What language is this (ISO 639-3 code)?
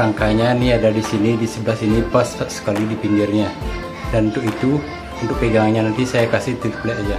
ind